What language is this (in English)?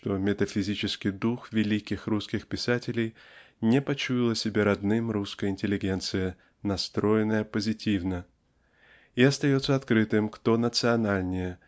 Russian